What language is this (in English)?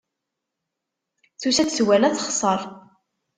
Kabyle